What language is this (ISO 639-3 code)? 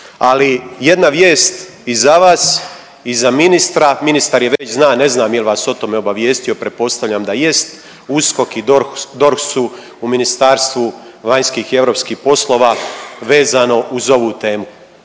hrv